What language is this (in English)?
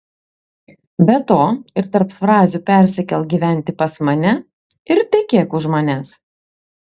Lithuanian